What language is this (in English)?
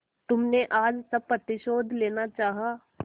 Hindi